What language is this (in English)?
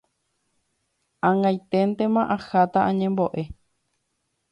Guarani